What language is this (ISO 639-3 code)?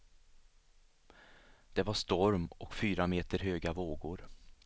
swe